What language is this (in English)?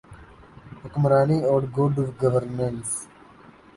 Urdu